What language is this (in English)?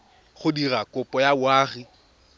Tswana